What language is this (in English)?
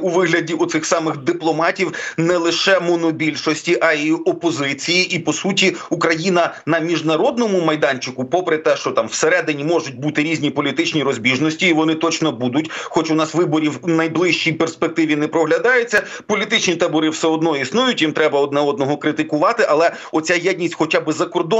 Ukrainian